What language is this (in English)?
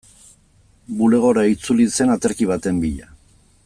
Basque